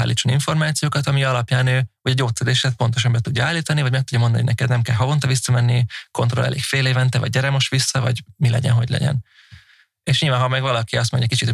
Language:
Hungarian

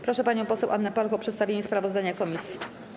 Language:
Polish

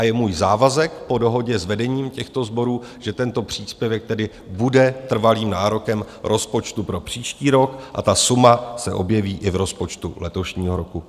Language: Czech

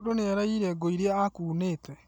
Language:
Kikuyu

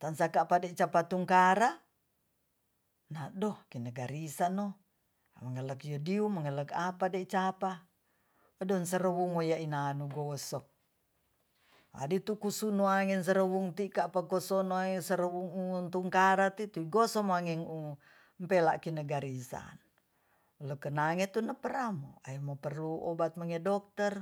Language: Tonsea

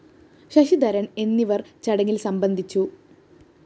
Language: Malayalam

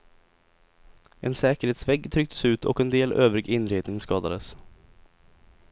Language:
Swedish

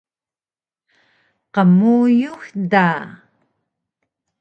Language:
Taroko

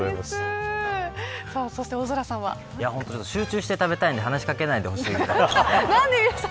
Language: Japanese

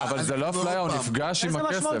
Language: Hebrew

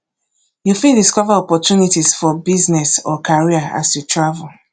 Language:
Nigerian Pidgin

